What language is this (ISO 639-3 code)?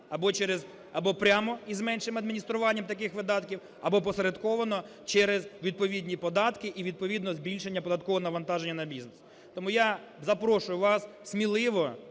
ukr